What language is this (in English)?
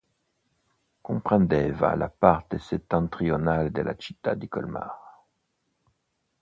Italian